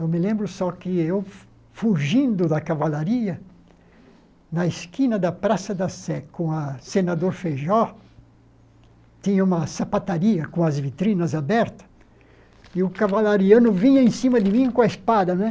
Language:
Portuguese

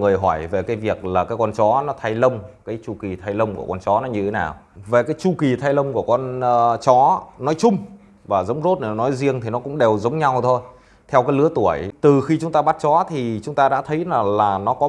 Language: Vietnamese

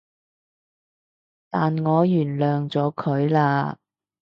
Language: Cantonese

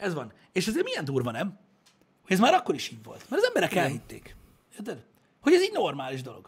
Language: Hungarian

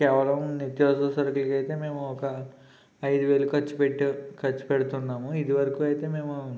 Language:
Telugu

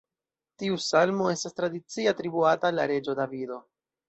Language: Esperanto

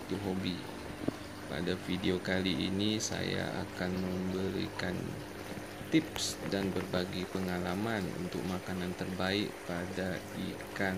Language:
Indonesian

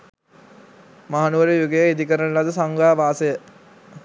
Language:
Sinhala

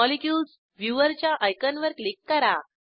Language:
Marathi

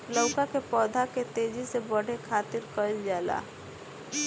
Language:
Bhojpuri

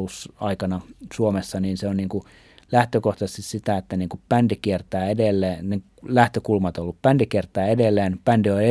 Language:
Finnish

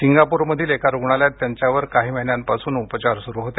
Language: Marathi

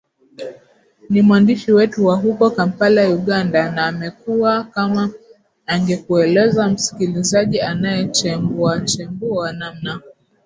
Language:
Swahili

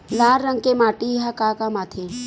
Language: Chhattisgarhi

